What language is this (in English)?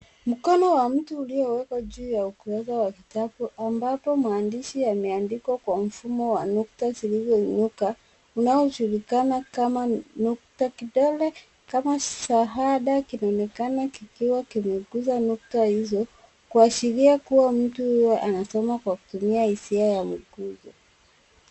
Swahili